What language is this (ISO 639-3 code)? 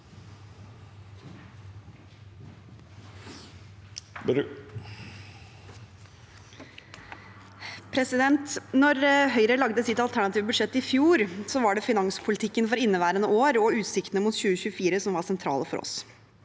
nor